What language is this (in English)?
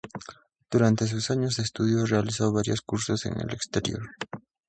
Spanish